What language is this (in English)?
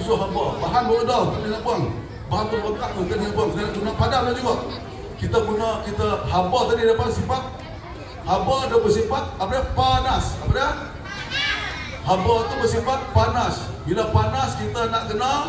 Malay